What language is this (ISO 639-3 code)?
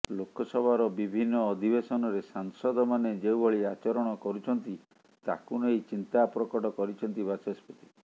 ori